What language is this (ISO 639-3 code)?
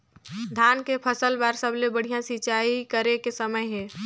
hne